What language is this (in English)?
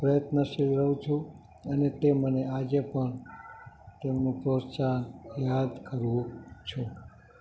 Gujarati